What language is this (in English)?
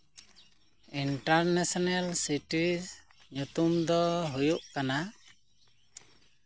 Santali